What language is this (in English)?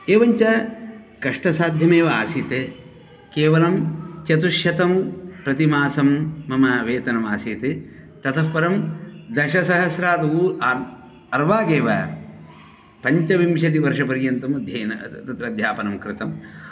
Sanskrit